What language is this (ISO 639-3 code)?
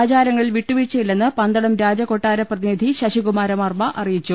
mal